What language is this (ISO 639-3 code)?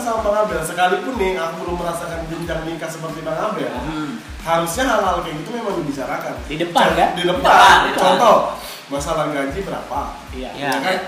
ind